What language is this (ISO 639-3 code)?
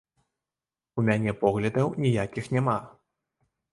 bel